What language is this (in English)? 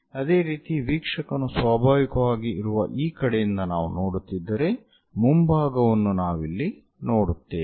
Kannada